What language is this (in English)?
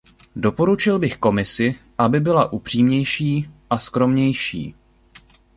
Czech